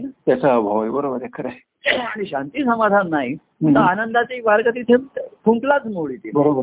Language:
Marathi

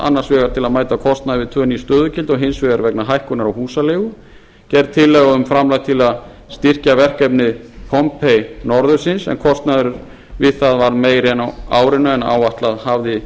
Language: Icelandic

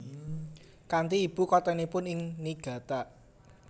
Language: Javanese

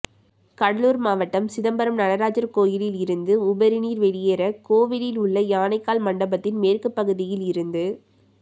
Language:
Tamil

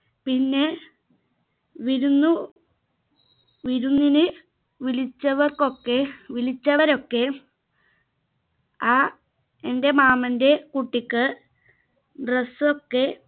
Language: Malayalam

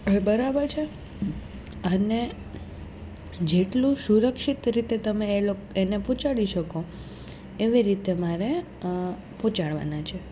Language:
Gujarati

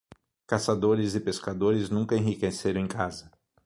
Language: Portuguese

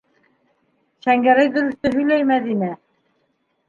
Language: Bashkir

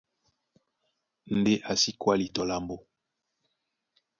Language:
Duala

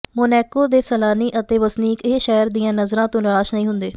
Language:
Punjabi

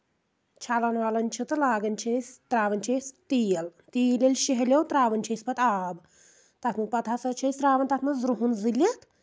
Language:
Kashmiri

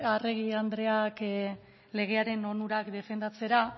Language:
Basque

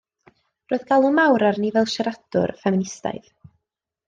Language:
Welsh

